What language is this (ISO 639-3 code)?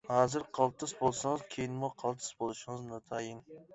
uig